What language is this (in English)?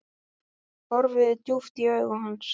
Icelandic